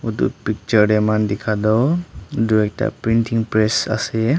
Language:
Naga Pidgin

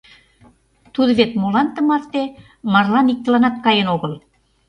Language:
Mari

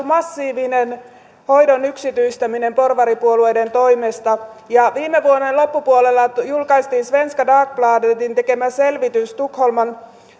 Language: Finnish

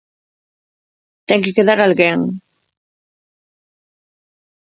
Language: Galician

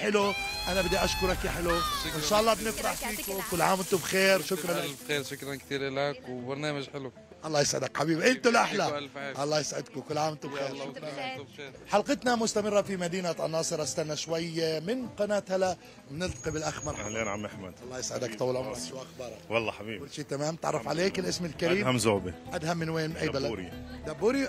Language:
Arabic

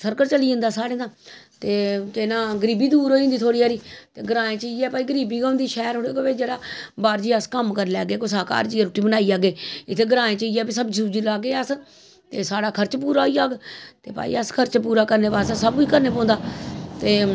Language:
Dogri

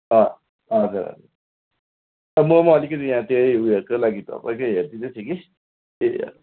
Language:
Nepali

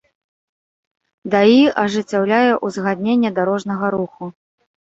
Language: Belarusian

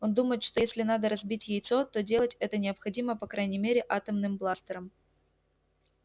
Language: Russian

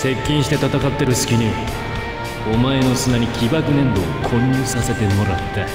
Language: Japanese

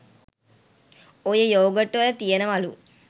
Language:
Sinhala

